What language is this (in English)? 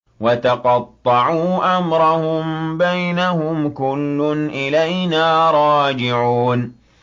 Arabic